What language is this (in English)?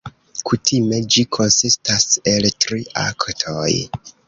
Esperanto